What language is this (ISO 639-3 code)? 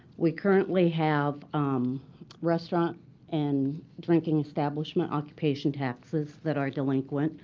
eng